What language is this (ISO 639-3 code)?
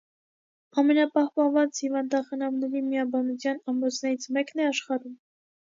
hye